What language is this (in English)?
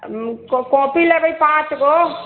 Maithili